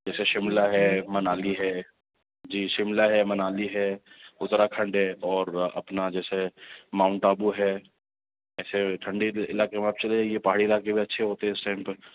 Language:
Urdu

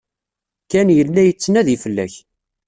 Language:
Kabyle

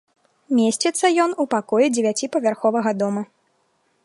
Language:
Belarusian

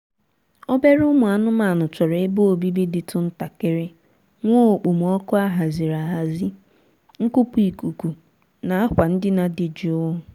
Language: Igbo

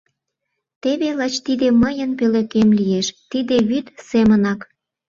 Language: Mari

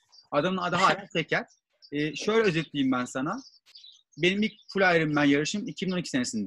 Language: Turkish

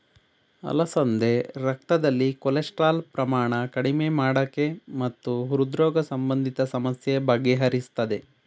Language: Kannada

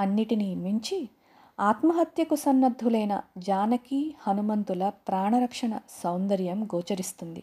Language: Telugu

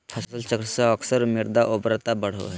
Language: Magahi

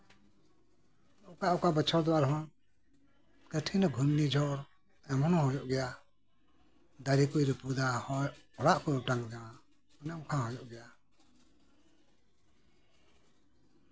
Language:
Santali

